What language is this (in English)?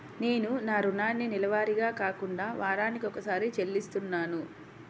Telugu